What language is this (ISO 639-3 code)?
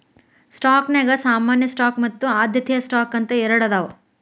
kan